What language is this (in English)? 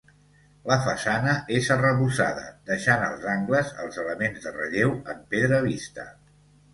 Catalan